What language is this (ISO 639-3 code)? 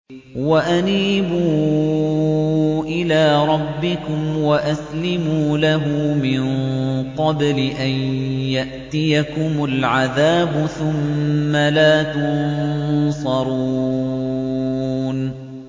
ara